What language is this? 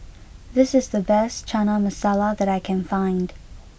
English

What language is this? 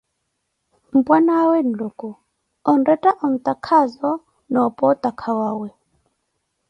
Koti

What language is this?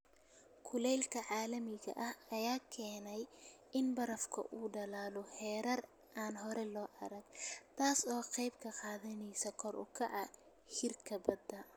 Somali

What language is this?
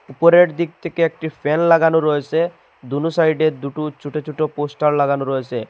Bangla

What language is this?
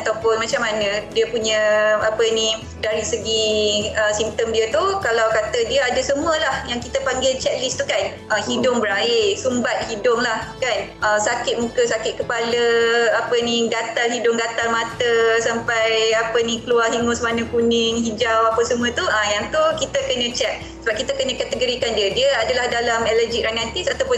Malay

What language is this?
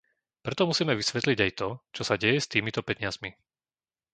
Slovak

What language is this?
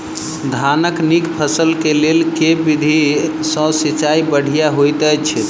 Maithili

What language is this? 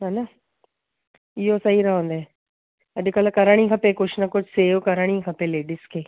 Sindhi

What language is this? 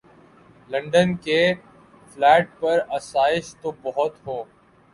Urdu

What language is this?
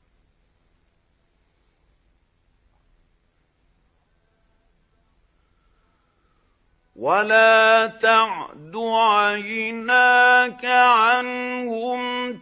Arabic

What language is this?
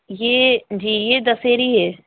Urdu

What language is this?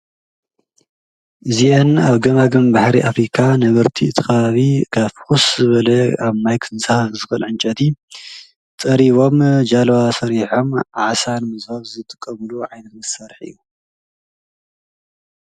Tigrinya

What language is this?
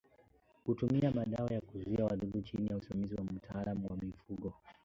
Swahili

